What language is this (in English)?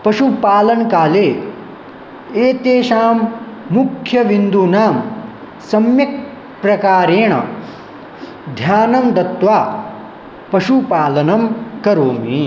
Sanskrit